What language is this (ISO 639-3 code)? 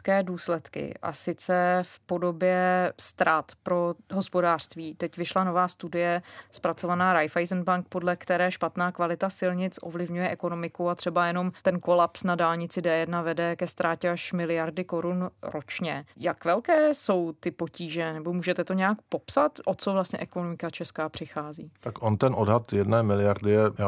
ces